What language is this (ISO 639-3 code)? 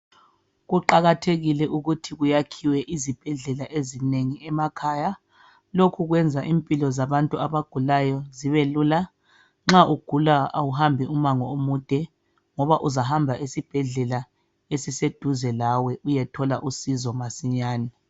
nde